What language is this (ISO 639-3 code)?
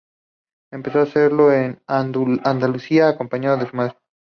spa